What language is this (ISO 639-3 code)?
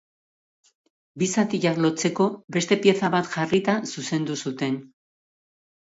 eus